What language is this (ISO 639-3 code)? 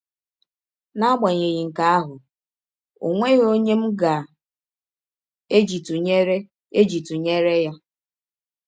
ibo